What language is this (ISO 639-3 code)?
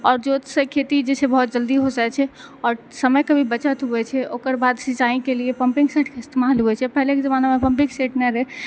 mai